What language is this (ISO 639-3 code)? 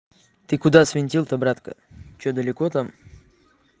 rus